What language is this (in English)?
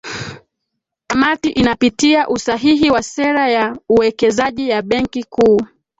Swahili